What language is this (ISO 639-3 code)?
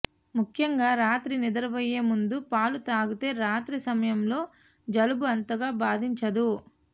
tel